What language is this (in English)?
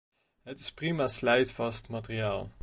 Dutch